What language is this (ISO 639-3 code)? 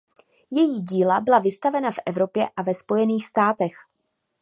ces